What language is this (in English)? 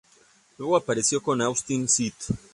Spanish